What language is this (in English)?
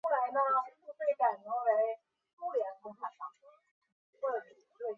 Chinese